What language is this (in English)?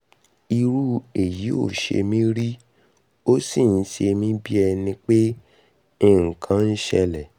Yoruba